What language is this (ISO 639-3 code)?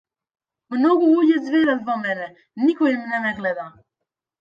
mkd